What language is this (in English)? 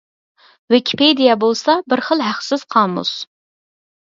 Uyghur